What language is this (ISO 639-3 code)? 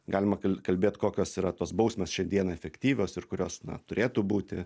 lit